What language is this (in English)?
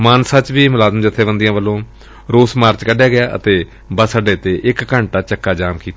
Punjabi